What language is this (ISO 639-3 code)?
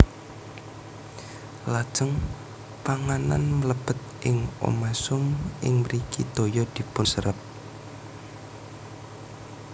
jav